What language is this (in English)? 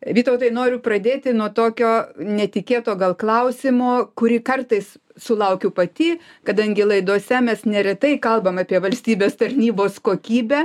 Lithuanian